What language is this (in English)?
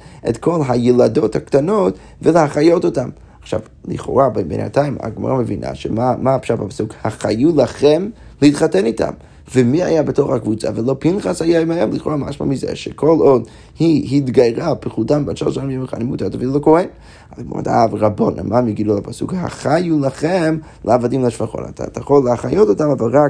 Hebrew